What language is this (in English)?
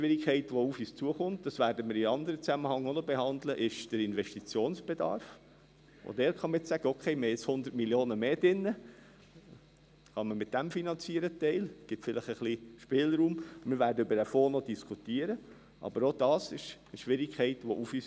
Swiss German